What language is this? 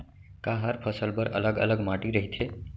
Chhattisgarhi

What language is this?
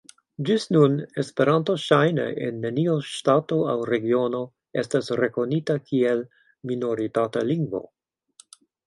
Esperanto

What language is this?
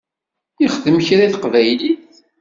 Kabyle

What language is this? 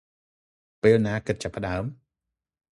Khmer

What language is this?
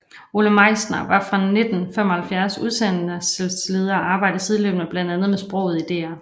Danish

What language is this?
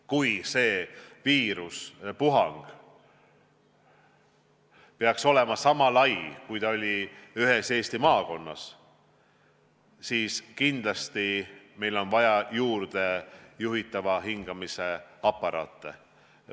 Estonian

